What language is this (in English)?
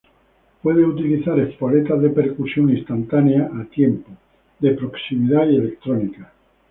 Spanish